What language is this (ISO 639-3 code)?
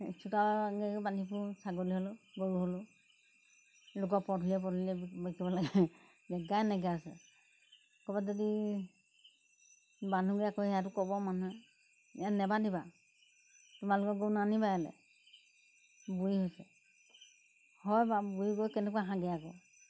asm